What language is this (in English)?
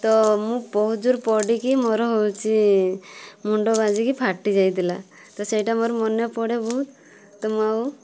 Odia